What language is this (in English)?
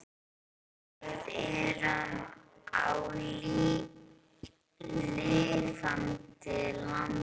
Icelandic